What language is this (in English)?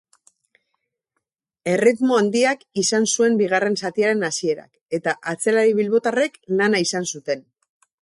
Basque